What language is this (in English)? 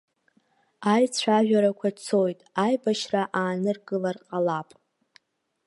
Abkhazian